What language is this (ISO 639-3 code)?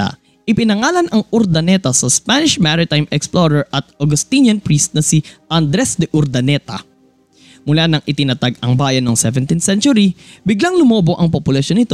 fil